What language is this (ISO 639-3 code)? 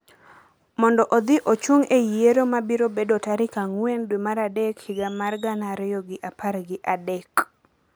luo